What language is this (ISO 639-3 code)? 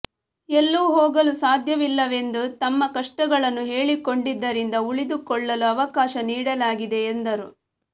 kan